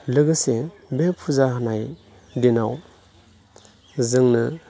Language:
Bodo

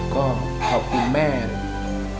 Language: Thai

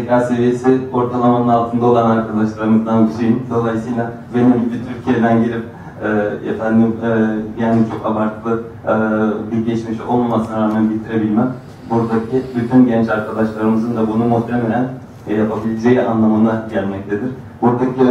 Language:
Turkish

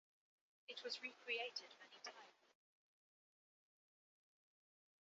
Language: English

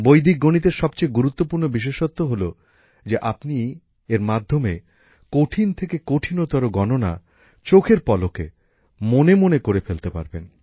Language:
Bangla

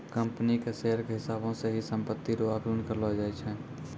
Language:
Maithili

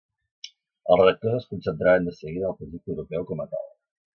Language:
Catalan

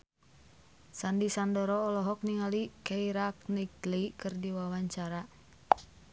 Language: Sundanese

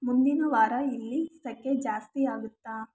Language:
Kannada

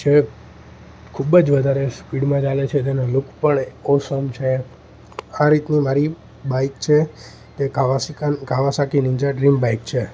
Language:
Gujarati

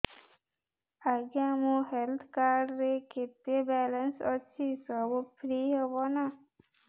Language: Odia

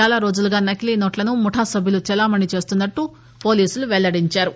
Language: Telugu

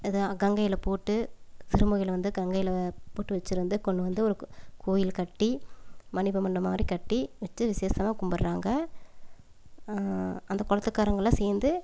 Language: Tamil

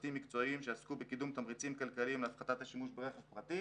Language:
Hebrew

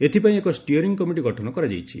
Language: Odia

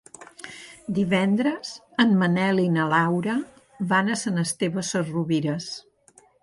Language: Catalan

